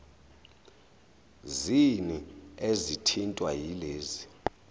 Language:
Zulu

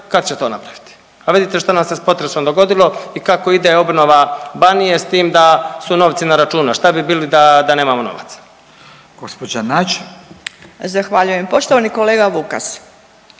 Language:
Croatian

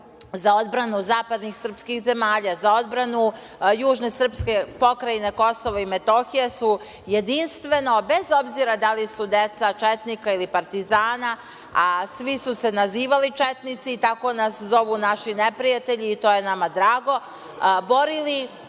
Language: Serbian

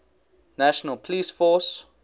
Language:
English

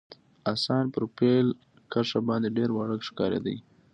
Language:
Pashto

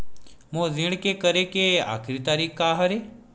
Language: Chhattisgarhi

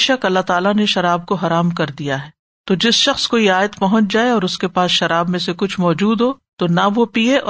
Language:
Urdu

